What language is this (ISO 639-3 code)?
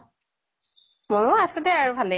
asm